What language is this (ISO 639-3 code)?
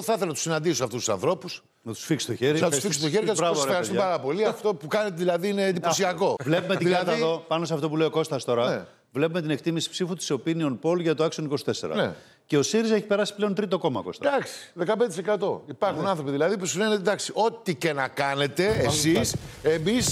ell